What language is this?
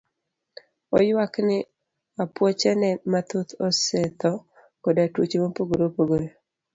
Luo (Kenya and Tanzania)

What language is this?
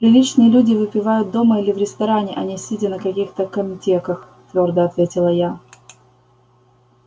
Russian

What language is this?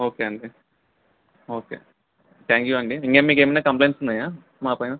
Telugu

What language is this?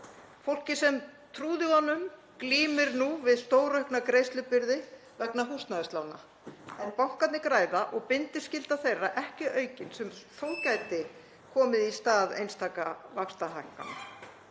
Icelandic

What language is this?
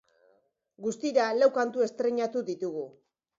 Basque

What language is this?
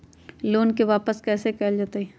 Magahi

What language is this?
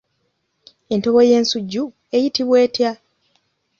Ganda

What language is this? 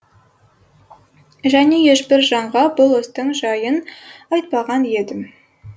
Kazakh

